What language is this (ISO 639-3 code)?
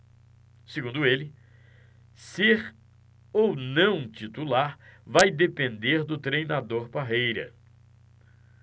por